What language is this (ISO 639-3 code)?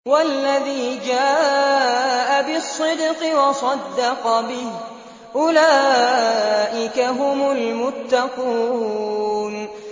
ara